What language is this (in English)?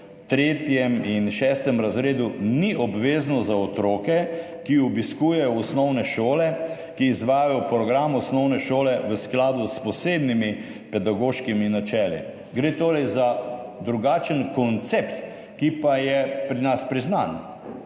Slovenian